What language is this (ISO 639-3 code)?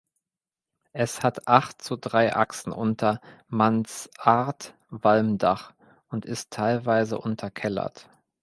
deu